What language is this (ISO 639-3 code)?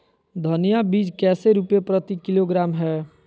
mag